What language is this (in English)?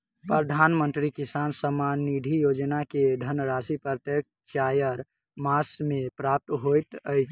Maithili